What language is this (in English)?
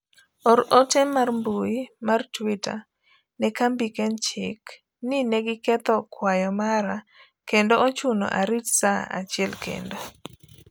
Luo (Kenya and Tanzania)